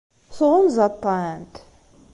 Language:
Kabyle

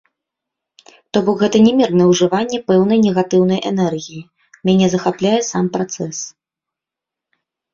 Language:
Belarusian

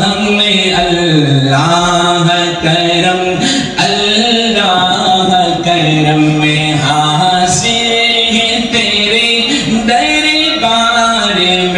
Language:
Arabic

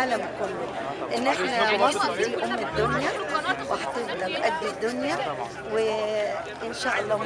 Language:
Arabic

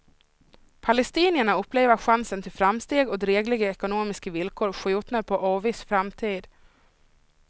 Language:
Swedish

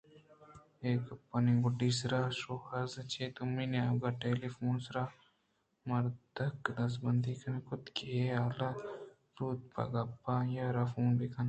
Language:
Eastern Balochi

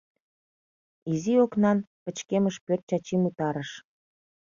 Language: Mari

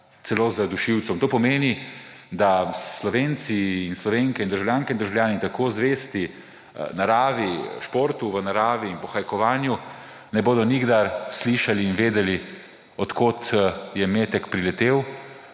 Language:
Slovenian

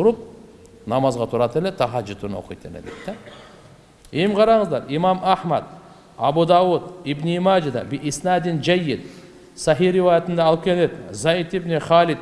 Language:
Turkish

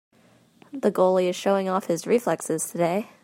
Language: English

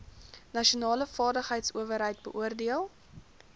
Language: Afrikaans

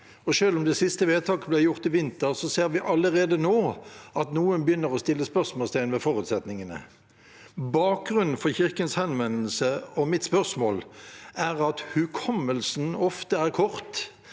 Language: Norwegian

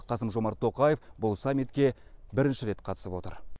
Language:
Kazakh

